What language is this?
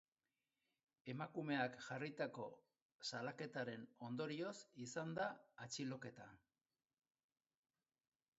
Basque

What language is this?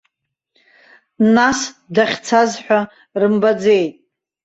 Abkhazian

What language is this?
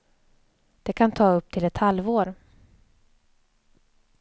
Swedish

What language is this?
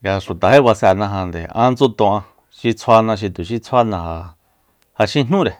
Soyaltepec Mazatec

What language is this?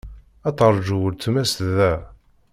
Kabyle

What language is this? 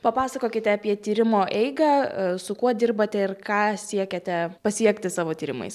Lithuanian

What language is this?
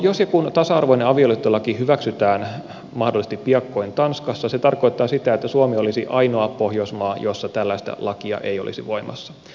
Finnish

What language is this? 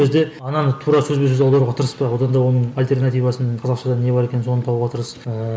Kazakh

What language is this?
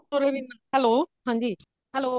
Punjabi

